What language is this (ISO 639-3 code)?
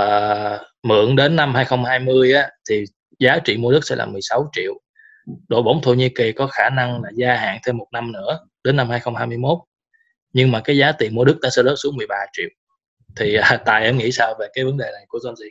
vie